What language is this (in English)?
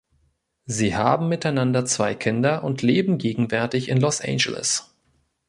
German